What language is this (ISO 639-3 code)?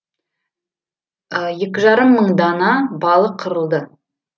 kaz